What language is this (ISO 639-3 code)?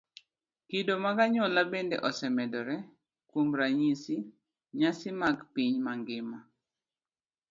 luo